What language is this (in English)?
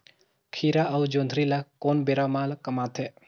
Chhattisgarhi